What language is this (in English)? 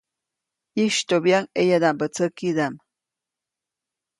Copainalá Zoque